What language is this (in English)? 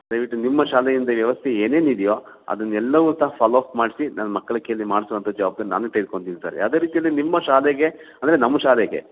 Kannada